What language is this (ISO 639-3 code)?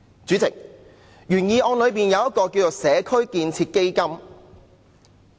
yue